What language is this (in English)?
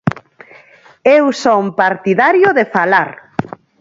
Galician